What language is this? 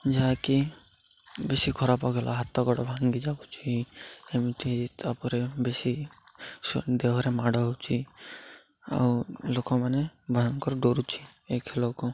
Odia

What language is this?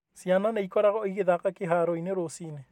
Kikuyu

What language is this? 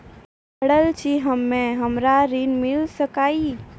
Maithili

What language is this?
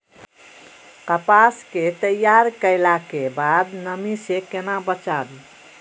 Maithili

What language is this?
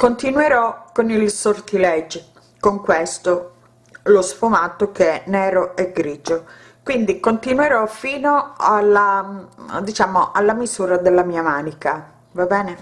Italian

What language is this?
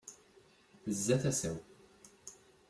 Kabyle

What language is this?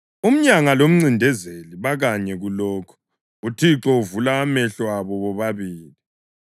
North Ndebele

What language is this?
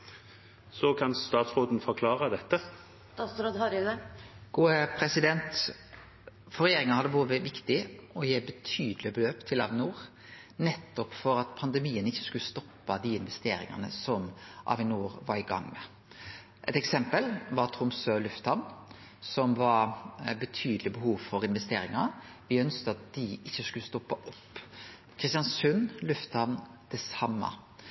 Norwegian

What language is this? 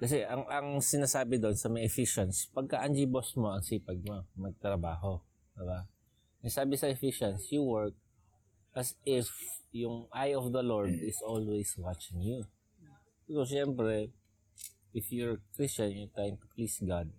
Filipino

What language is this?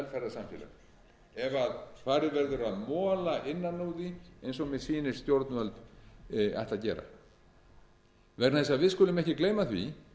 Icelandic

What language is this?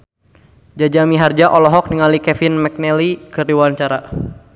Sundanese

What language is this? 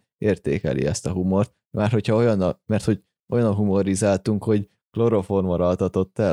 Hungarian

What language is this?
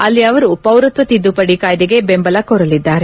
Kannada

